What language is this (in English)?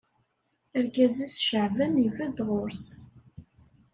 Kabyle